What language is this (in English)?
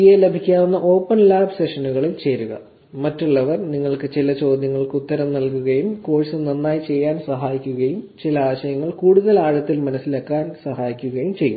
Malayalam